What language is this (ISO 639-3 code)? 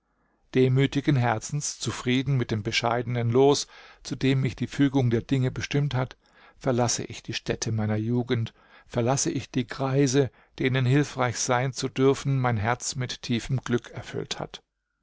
deu